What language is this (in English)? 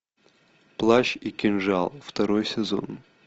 Russian